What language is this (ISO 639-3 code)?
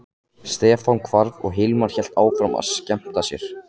isl